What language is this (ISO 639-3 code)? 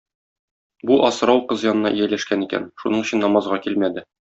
tat